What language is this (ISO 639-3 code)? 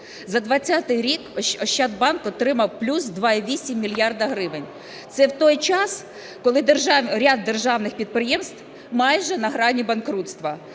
ukr